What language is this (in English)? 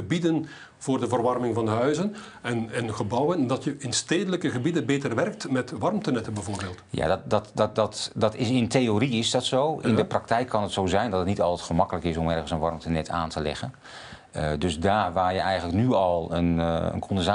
Dutch